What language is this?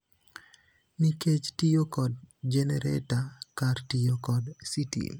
Luo (Kenya and Tanzania)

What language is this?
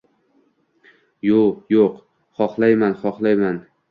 Uzbek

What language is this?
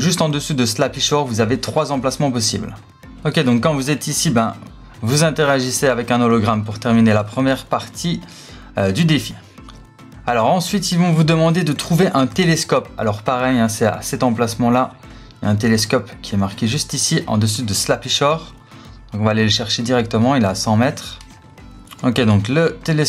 French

